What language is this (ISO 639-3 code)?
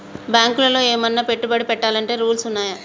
tel